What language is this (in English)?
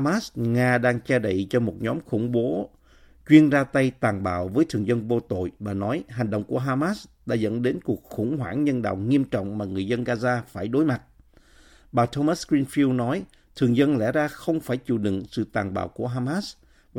Vietnamese